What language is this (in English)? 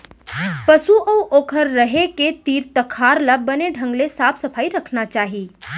Chhattisgarhi